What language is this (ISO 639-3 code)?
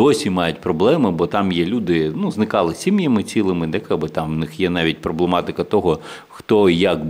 ukr